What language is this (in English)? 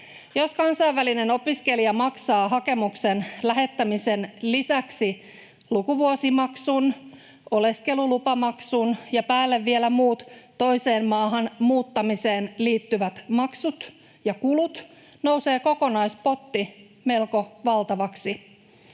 Finnish